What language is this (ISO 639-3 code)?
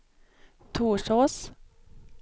swe